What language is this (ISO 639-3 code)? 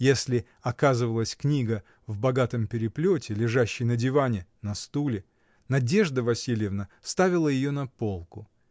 rus